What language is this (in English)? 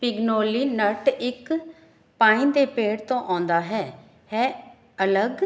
Punjabi